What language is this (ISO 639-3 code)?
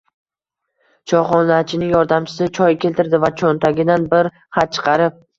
uzb